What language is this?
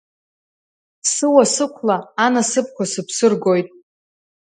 Abkhazian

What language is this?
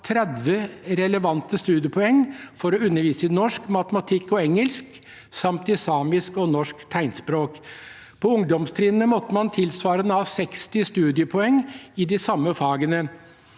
Norwegian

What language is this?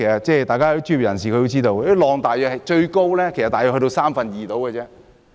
Cantonese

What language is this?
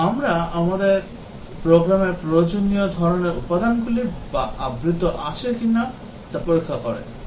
Bangla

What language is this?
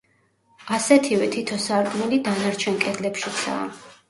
Georgian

